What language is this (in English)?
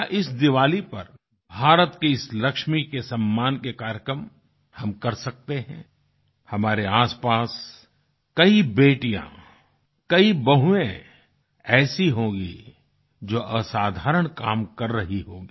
Hindi